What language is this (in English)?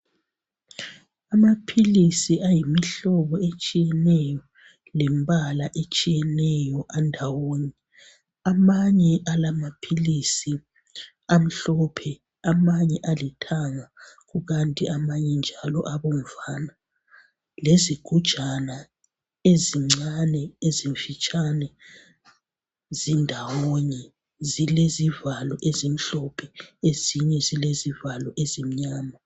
North Ndebele